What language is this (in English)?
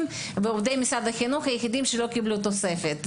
Hebrew